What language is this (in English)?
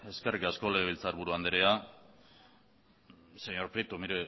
Basque